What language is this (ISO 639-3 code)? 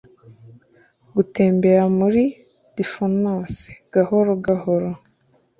kin